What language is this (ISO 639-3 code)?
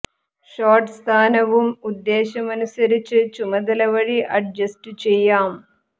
mal